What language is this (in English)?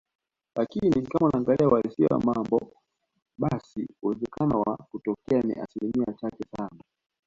Swahili